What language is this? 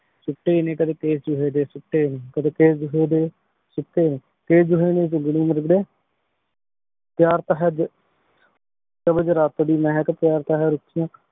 Punjabi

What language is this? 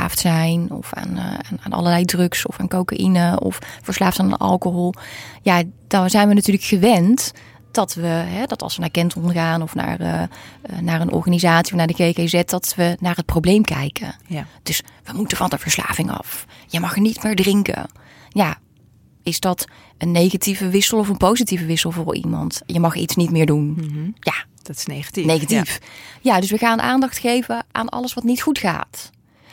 Dutch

